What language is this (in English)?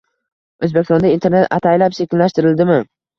Uzbek